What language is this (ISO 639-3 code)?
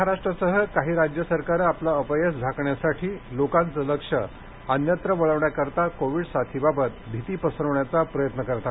mar